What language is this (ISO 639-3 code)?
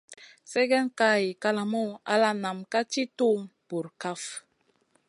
mcn